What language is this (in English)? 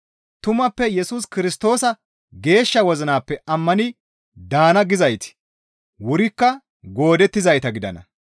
Gamo